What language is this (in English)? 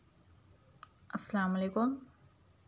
Urdu